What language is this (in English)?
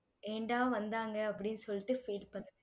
Tamil